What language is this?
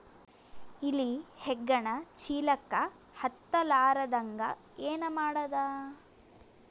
Kannada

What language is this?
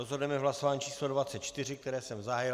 Czech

